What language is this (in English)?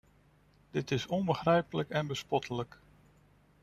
Dutch